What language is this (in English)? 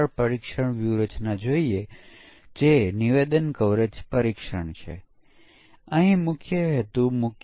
Gujarati